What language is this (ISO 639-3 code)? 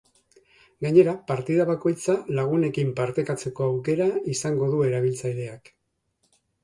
eus